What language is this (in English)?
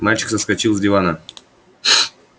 Russian